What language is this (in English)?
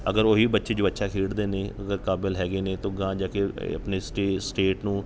Punjabi